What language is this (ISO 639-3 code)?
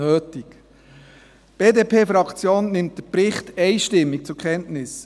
gsw